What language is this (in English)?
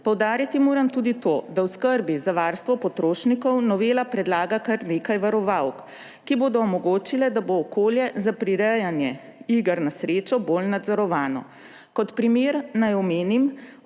Slovenian